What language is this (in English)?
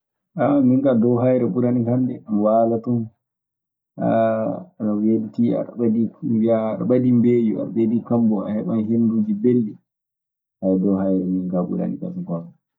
Maasina Fulfulde